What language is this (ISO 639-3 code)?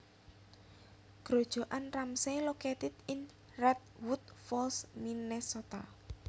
jav